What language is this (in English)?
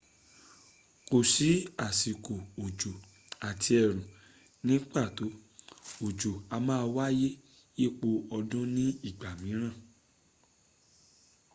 Yoruba